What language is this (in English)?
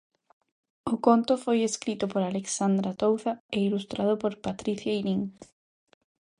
Galician